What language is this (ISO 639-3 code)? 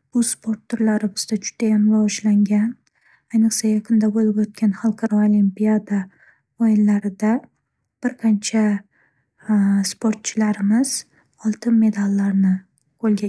uzb